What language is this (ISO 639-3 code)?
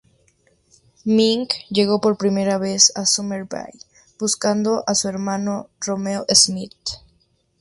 spa